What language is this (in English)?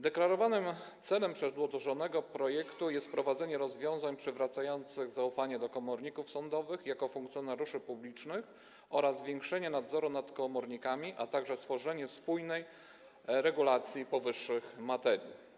Polish